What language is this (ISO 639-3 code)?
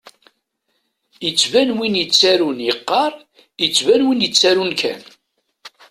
kab